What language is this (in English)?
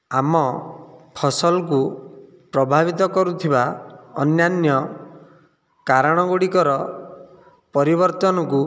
Odia